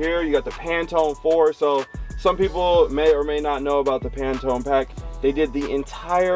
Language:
English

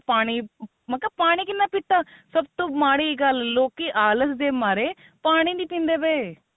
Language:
Punjabi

